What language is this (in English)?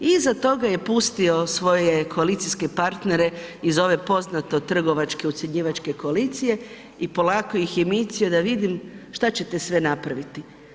Croatian